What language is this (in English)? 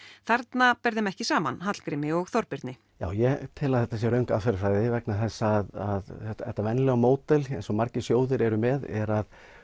Icelandic